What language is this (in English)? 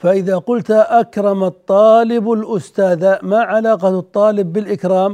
Arabic